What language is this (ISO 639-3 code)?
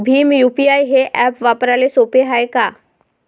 mar